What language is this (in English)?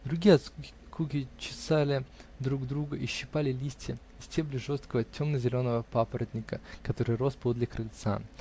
Russian